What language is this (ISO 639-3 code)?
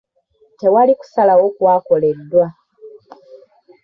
lug